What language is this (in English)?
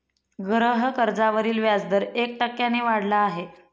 Marathi